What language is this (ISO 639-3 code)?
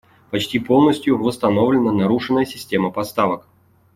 rus